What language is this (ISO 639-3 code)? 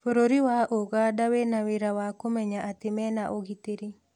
kik